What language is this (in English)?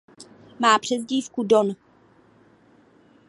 Czech